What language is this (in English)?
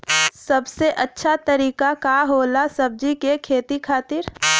Bhojpuri